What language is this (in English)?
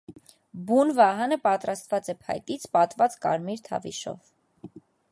Armenian